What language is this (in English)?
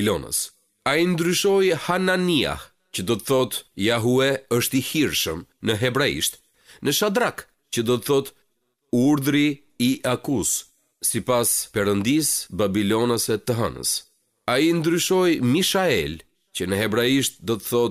Romanian